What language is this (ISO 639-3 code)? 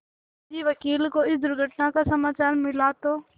hin